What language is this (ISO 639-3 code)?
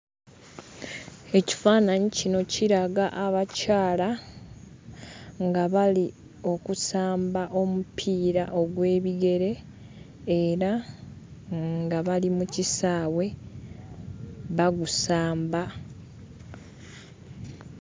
lug